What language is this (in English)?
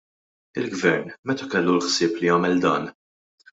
Maltese